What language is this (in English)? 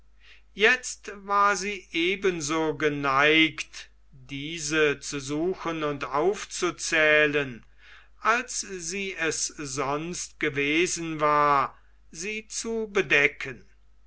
German